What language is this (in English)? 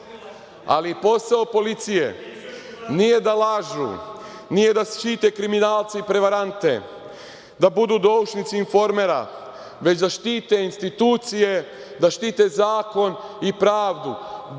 Serbian